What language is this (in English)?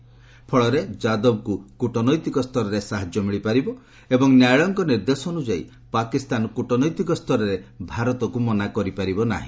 Odia